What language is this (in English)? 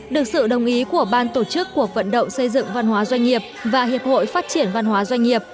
Vietnamese